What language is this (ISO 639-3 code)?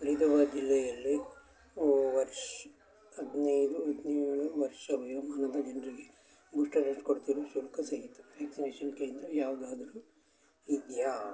kan